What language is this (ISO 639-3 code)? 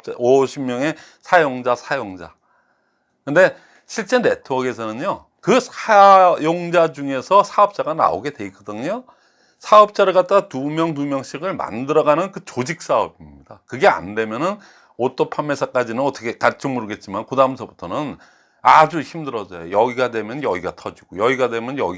kor